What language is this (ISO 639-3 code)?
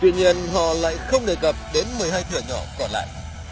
vie